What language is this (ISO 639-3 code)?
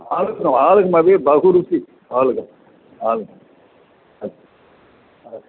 san